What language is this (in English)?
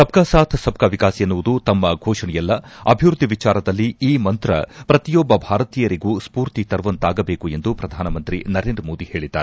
Kannada